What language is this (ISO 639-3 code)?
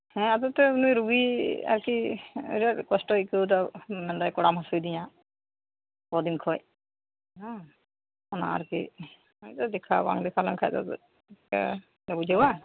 sat